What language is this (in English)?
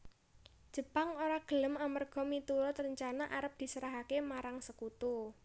Javanese